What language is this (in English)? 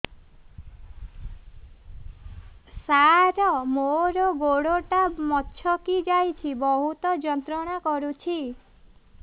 Odia